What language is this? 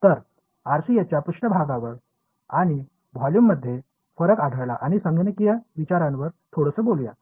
Marathi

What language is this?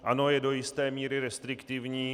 Czech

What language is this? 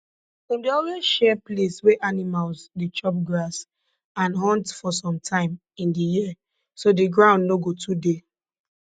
Nigerian Pidgin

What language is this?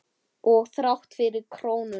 Icelandic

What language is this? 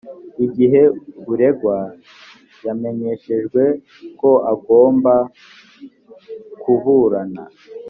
Kinyarwanda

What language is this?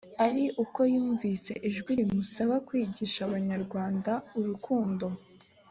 Kinyarwanda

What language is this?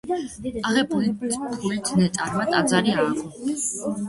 Georgian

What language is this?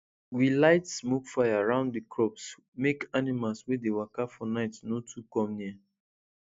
Nigerian Pidgin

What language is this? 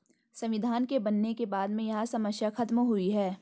Hindi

